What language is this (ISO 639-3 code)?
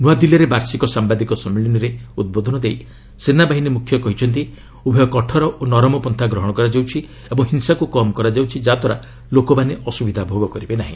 ori